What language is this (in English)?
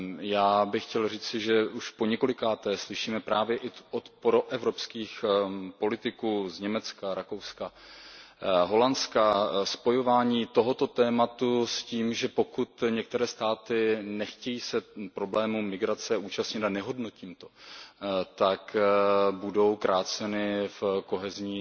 Czech